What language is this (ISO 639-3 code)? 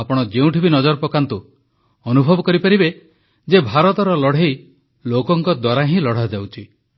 ori